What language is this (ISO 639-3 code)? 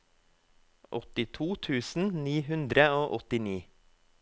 nor